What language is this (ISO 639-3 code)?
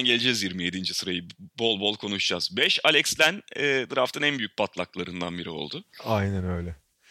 tur